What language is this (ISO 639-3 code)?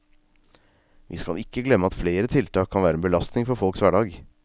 nor